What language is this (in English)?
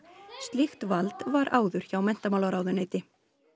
Icelandic